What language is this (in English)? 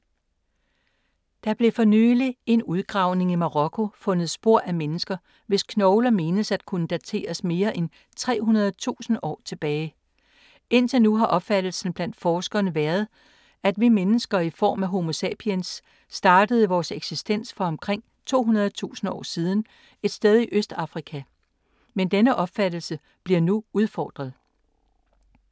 Danish